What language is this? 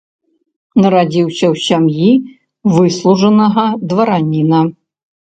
Belarusian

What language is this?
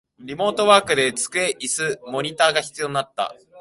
Japanese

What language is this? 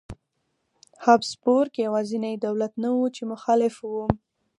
Pashto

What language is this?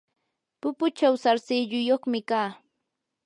Yanahuanca Pasco Quechua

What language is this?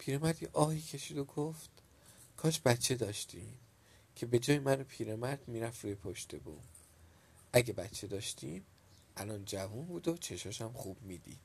Persian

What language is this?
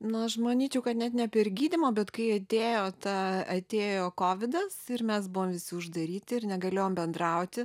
Lithuanian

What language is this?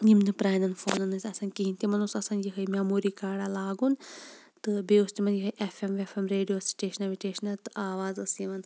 Kashmiri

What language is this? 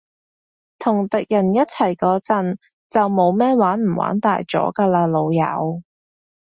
Cantonese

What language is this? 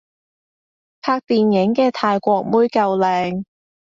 Cantonese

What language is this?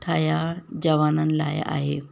Sindhi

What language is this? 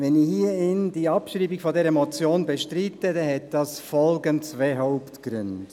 Swiss German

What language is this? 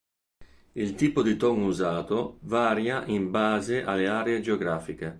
Italian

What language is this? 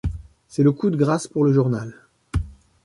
French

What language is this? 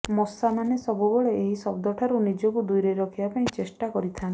Odia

